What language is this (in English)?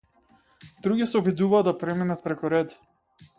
Macedonian